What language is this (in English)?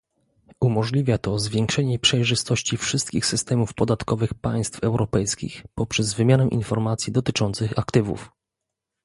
Polish